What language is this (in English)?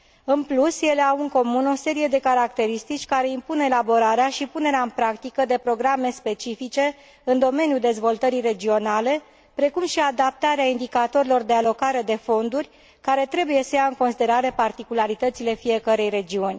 Romanian